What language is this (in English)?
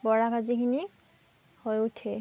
Assamese